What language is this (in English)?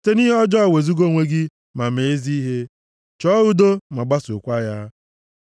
Igbo